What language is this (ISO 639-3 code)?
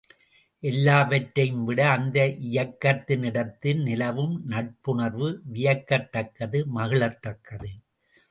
tam